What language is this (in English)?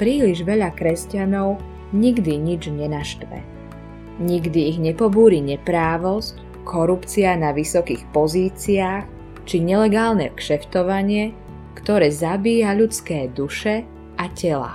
Slovak